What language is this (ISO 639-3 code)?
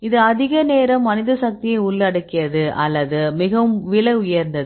tam